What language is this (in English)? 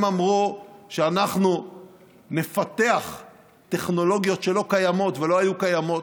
Hebrew